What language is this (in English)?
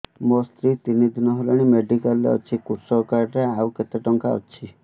Odia